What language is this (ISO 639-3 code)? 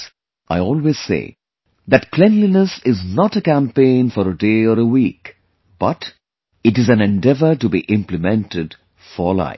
eng